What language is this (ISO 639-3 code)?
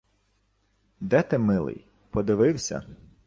ukr